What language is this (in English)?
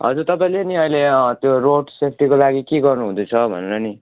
Nepali